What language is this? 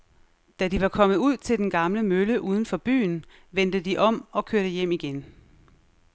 Danish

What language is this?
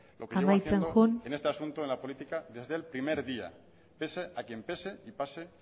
Spanish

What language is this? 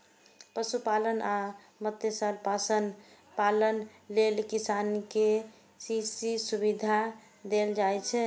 Maithili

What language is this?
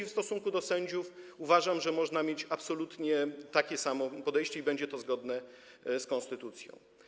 Polish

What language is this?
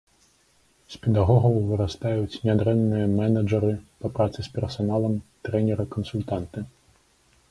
Belarusian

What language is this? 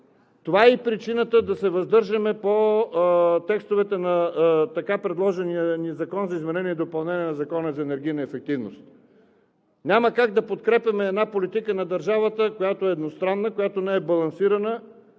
Bulgarian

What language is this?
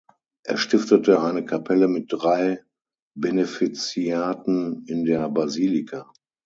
German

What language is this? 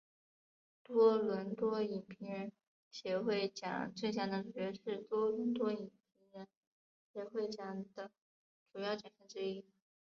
Chinese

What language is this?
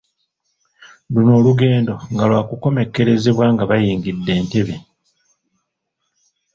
Ganda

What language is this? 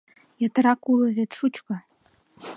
Mari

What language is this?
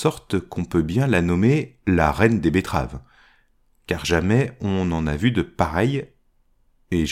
French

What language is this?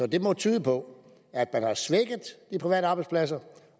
Danish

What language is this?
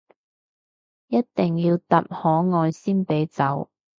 Cantonese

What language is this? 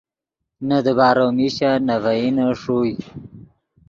Yidgha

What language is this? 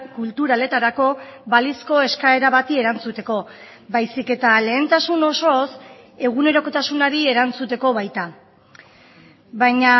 Basque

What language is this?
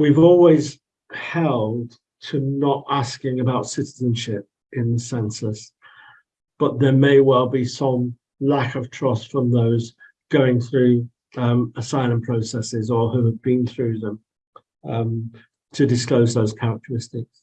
English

